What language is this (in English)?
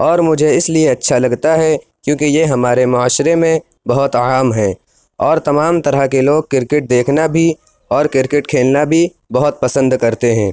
Urdu